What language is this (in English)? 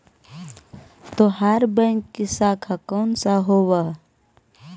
Magahi